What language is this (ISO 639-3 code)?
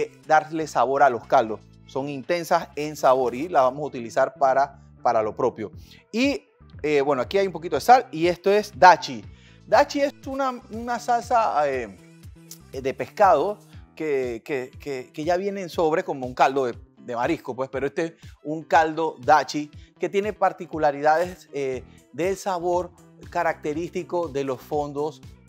spa